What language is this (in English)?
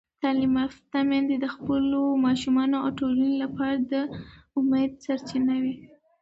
Pashto